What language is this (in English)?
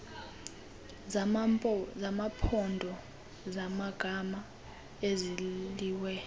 Xhosa